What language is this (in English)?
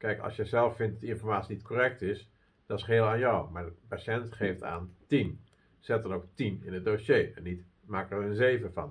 Dutch